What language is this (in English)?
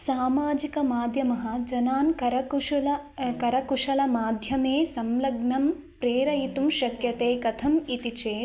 Sanskrit